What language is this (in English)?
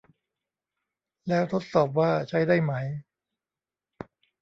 Thai